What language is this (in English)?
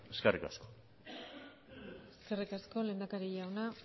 Basque